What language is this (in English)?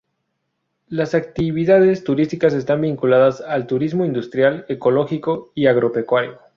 Spanish